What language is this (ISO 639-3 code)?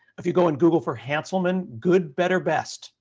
eng